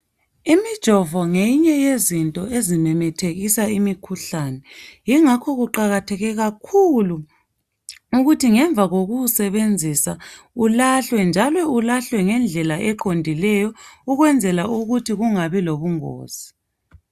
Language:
North Ndebele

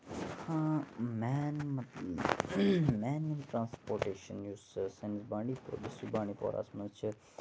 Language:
Kashmiri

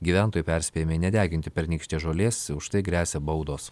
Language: Lithuanian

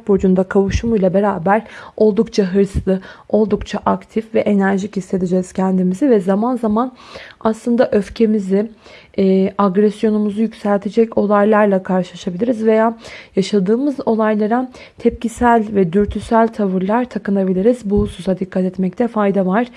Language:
Turkish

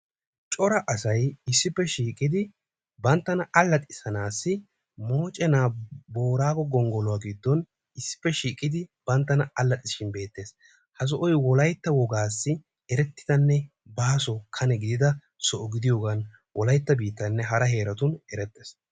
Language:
Wolaytta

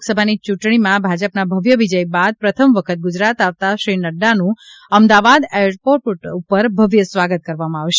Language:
Gujarati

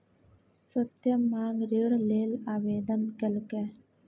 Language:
Maithili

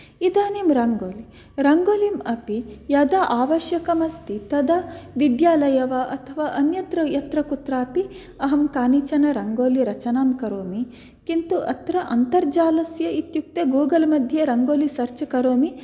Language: Sanskrit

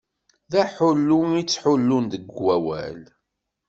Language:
Kabyle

